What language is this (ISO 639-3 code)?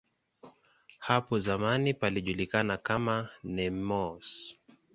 swa